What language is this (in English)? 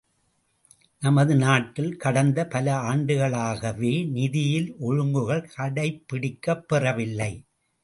Tamil